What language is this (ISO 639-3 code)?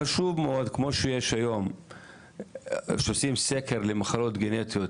heb